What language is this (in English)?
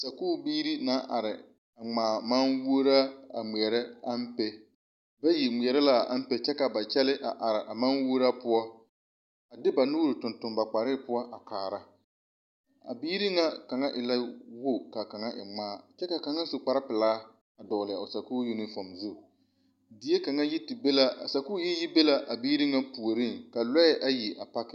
Southern Dagaare